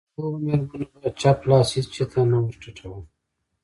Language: Pashto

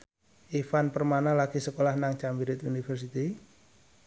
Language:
Javanese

